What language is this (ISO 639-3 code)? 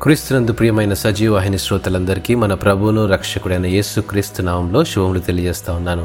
tel